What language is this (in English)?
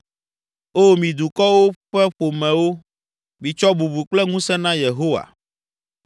Ewe